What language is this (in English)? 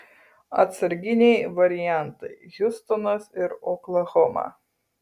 Lithuanian